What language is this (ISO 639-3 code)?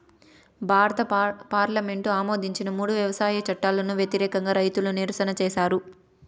tel